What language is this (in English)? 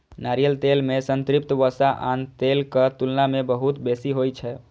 Maithili